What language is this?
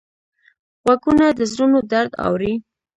Pashto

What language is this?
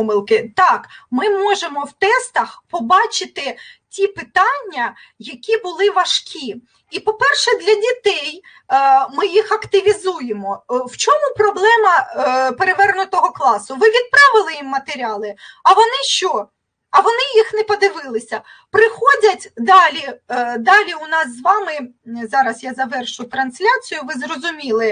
Ukrainian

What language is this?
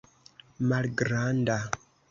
Esperanto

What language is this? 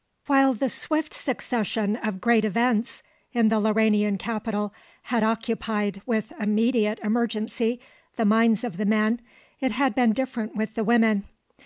English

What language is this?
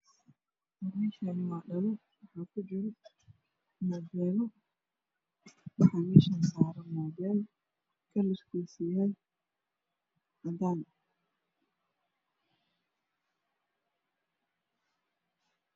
Somali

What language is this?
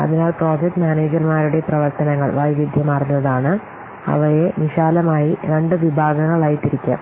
Malayalam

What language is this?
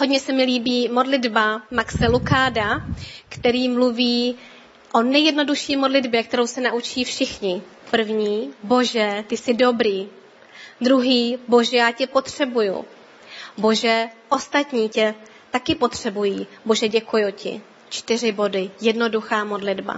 Czech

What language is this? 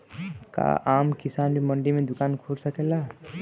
Bhojpuri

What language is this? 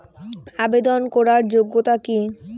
Bangla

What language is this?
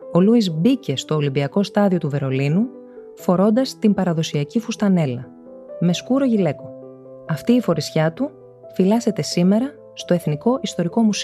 Greek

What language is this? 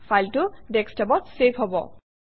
Assamese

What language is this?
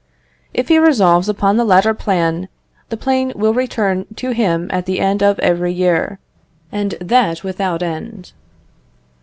English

